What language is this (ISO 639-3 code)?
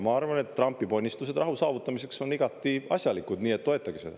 est